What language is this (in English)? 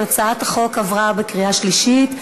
Hebrew